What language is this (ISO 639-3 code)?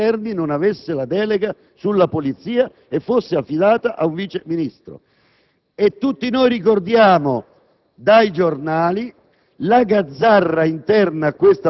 ita